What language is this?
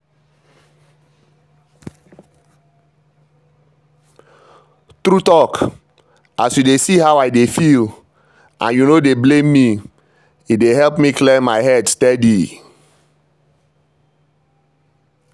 Nigerian Pidgin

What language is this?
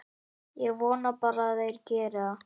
Icelandic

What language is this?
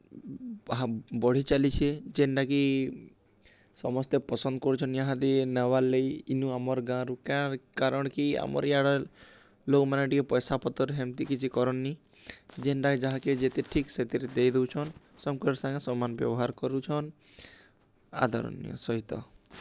Odia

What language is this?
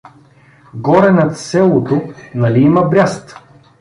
Bulgarian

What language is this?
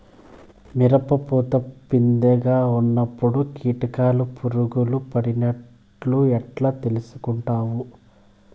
Telugu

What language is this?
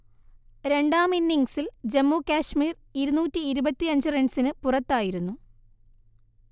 Malayalam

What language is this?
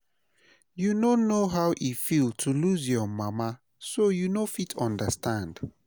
Nigerian Pidgin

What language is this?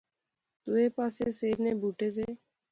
Pahari-Potwari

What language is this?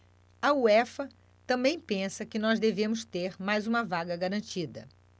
Portuguese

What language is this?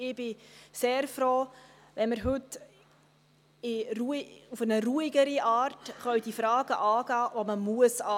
Swiss German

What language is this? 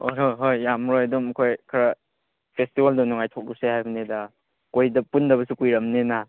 Manipuri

